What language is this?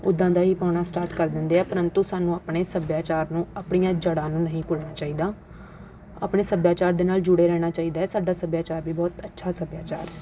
Punjabi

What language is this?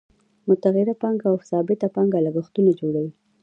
Pashto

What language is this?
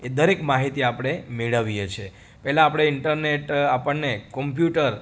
Gujarati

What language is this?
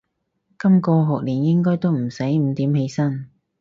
Cantonese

